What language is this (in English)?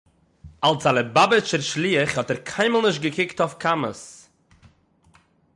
Yiddish